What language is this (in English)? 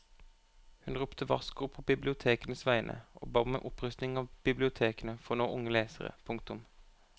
Norwegian